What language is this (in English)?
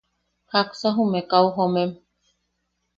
Yaqui